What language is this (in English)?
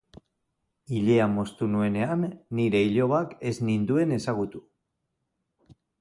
Basque